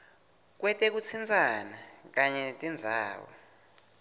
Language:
Swati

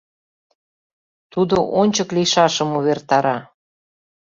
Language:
Mari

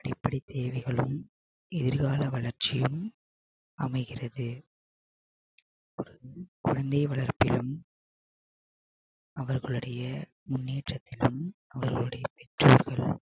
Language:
Tamil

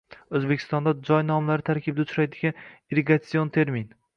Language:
Uzbek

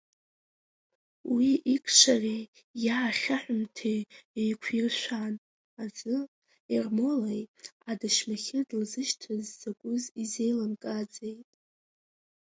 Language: Abkhazian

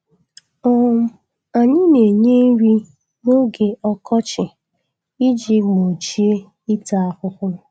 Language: Igbo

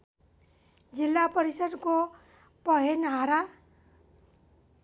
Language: Nepali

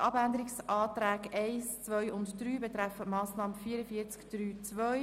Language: Swiss German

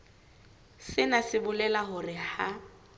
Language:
Southern Sotho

